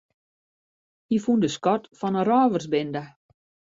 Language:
Western Frisian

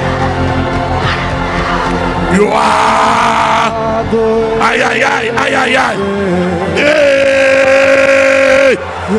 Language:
English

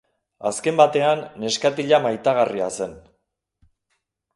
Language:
Basque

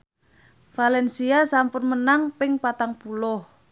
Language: Javanese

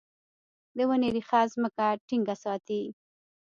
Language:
Pashto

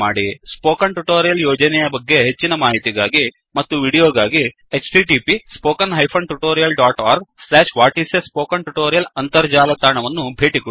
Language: Kannada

